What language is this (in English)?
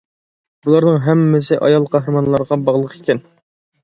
Uyghur